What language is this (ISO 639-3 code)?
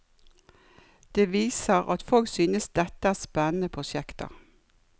nor